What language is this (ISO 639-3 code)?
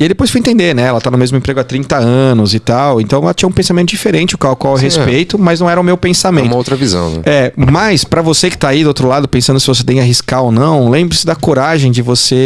por